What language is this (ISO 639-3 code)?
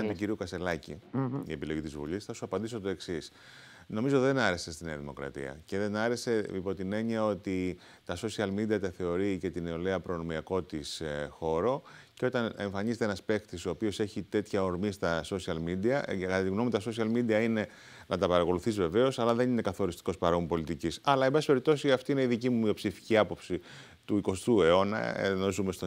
ell